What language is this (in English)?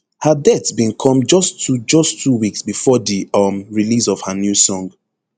Nigerian Pidgin